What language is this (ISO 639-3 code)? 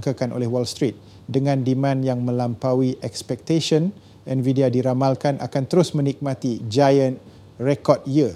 msa